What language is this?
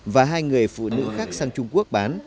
Vietnamese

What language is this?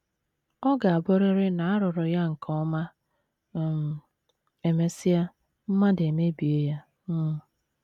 Igbo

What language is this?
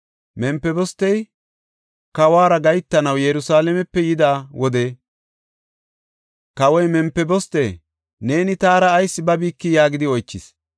Gofa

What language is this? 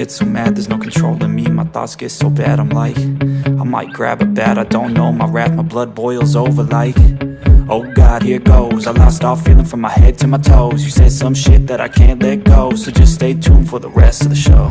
English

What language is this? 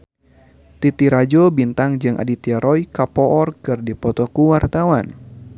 Sundanese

